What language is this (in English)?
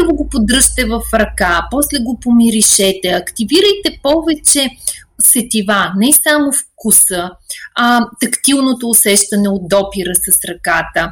Bulgarian